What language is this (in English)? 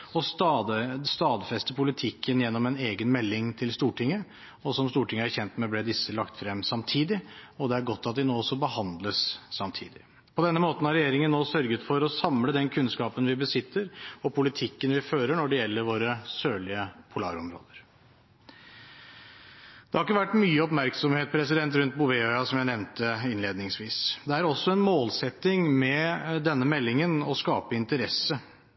Norwegian Bokmål